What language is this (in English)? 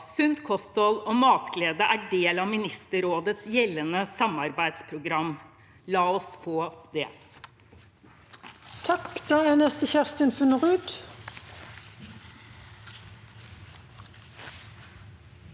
Norwegian